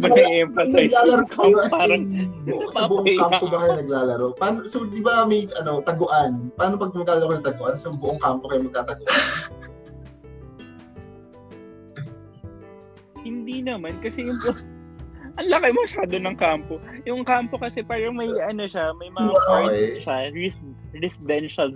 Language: Filipino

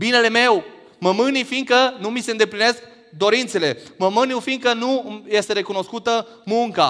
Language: Romanian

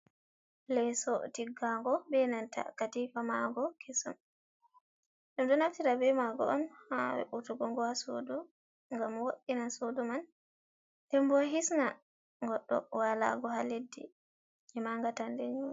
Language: Fula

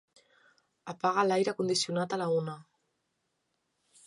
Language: Catalan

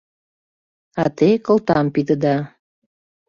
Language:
Mari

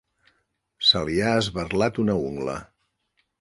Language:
Catalan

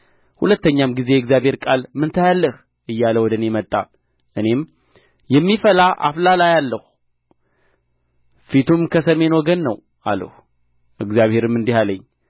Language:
Amharic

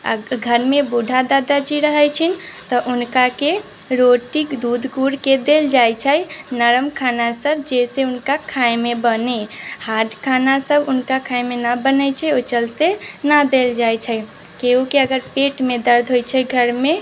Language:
Maithili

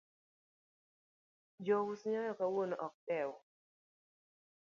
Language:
Luo (Kenya and Tanzania)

